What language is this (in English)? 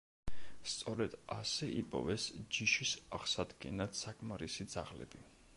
Georgian